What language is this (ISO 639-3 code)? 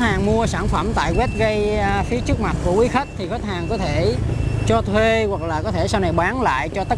vie